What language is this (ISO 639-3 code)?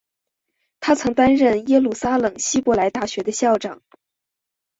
zho